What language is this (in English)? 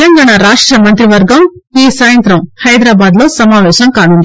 Telugu